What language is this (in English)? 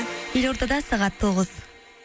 Kazakh